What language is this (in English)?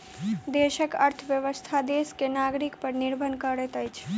Maithili